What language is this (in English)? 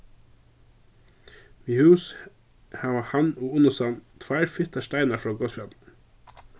Faroese